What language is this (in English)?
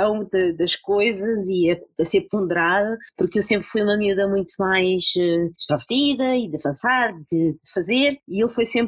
Portuguese